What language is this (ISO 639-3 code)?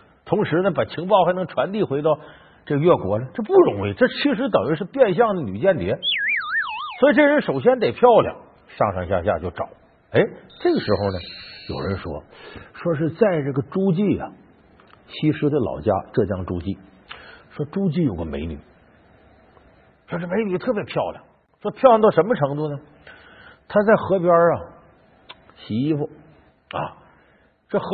zho